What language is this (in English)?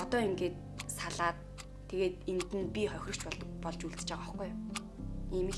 Turkish